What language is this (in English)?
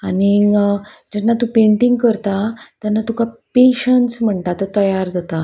Konkani